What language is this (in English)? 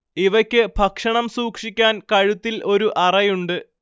Malayalam